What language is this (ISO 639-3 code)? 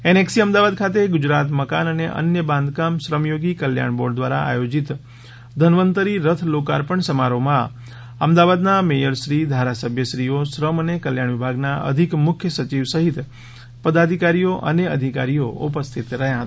guj